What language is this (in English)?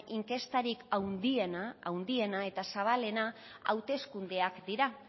Basque